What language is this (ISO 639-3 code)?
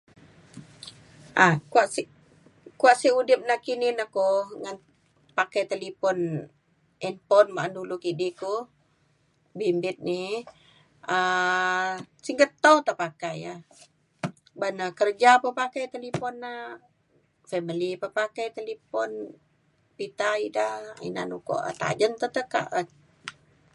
xkl